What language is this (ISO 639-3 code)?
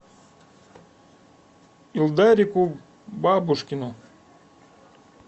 rus